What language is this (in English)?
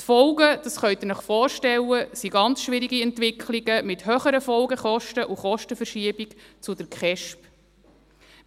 Swiss German